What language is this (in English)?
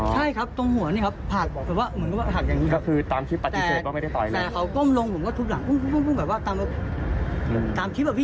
Thai